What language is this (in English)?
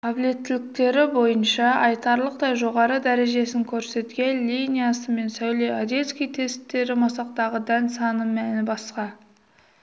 Kazakh